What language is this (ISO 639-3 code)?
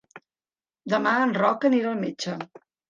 cat